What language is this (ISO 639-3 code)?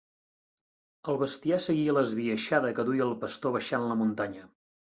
cat